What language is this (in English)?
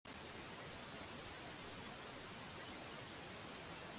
Swahili